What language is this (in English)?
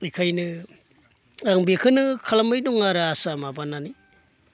Bodo